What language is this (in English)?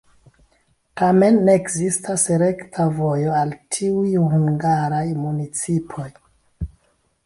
Esperanto